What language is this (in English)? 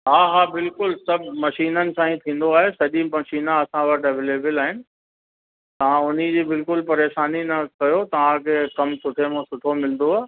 Sindhi